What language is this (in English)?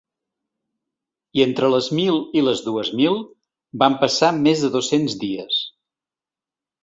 Catalan